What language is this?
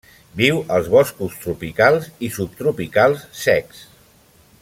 Catalan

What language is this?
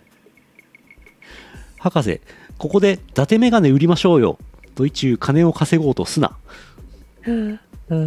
Japanese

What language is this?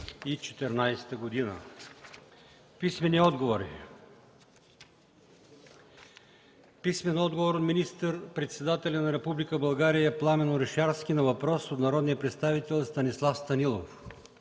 Bulgarian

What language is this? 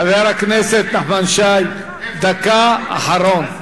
Hebrew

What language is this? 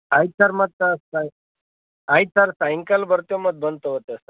Kannada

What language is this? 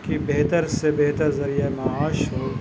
Urdu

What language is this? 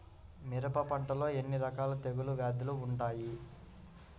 Telugu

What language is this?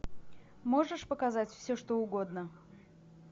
Russian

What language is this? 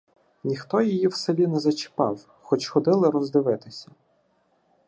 Ukrainian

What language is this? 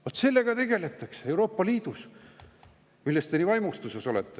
Estonian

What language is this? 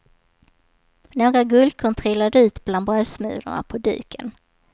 Swedish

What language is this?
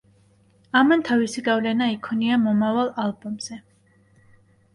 Georgian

